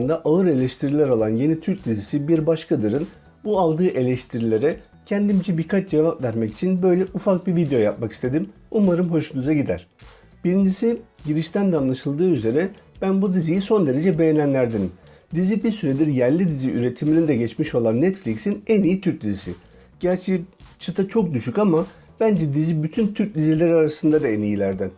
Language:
Turkish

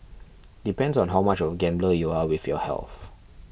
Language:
English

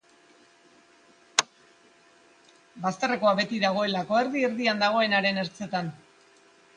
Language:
Basque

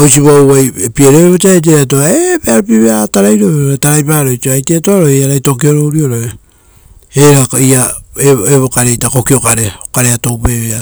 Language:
Rotokas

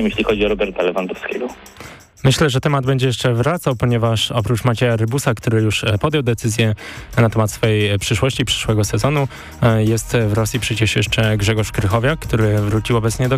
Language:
Polish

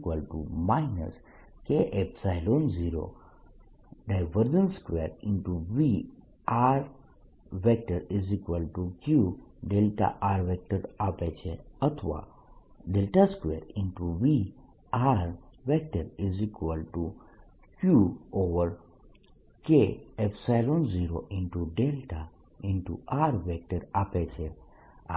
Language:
Gujarati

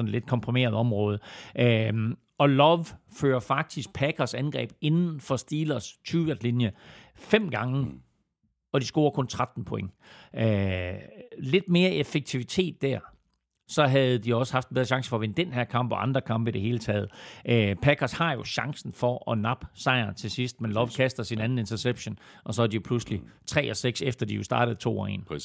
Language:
Danish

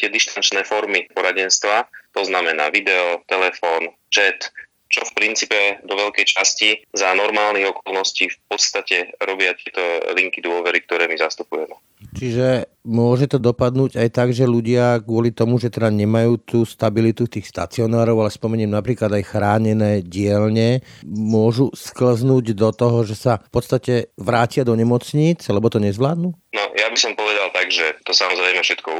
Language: Slovak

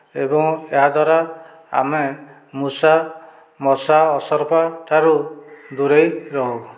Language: Odia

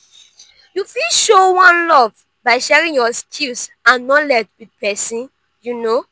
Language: Nigerian Pidgin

